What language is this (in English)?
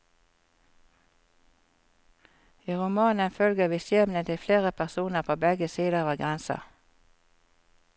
Norwegian